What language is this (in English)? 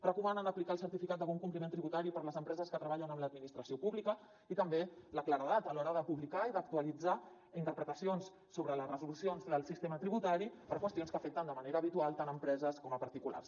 Catalan